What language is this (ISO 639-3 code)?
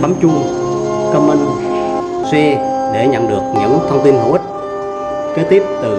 vie